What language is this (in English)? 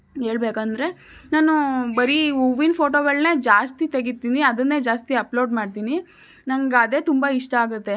Kannada